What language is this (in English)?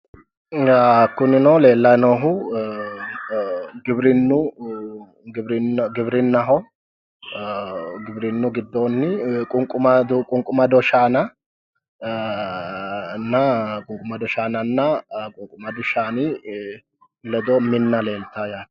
Sidamo